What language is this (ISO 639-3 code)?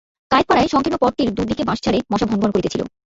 ben